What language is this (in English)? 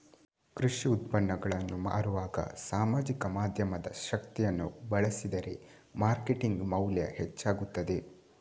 Kannada